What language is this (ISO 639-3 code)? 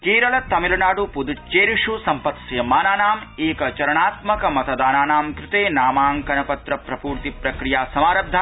san